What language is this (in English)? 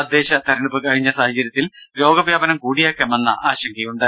Malayalam